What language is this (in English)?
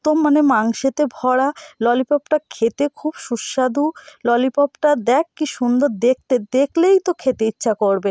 Bangla